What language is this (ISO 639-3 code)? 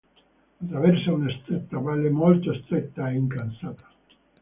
ita